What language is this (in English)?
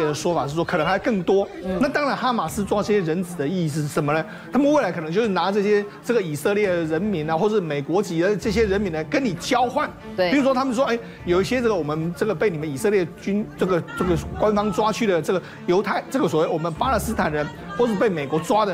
Chinese